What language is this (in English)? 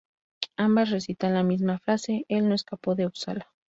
Spanish